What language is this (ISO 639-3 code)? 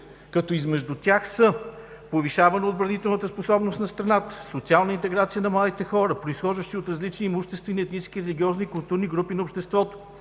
bul